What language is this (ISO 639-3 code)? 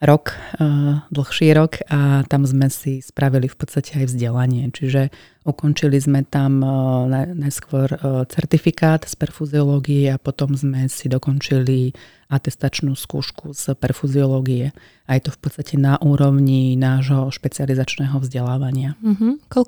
slk